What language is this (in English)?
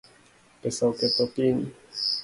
Luo (Kenya and Tanzania)